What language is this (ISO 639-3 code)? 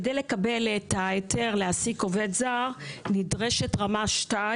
heb